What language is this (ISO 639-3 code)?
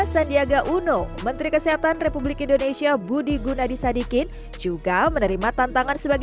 ind